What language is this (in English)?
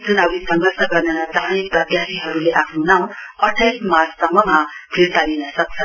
Nepali